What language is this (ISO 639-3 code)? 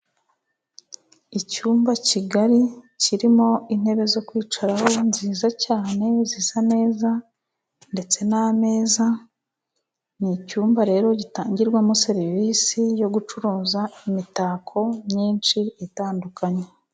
kin